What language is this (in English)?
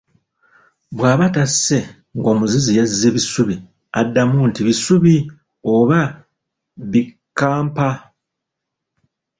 Ganda